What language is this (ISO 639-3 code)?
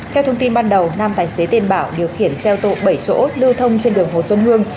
vie